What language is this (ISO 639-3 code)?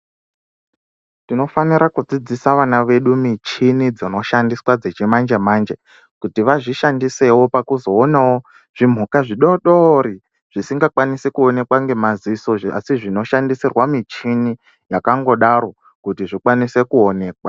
ndc